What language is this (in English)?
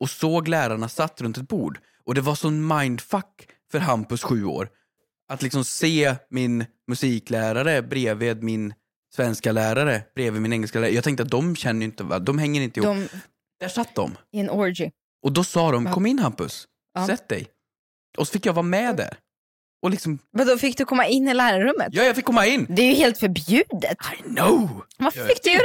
Swedish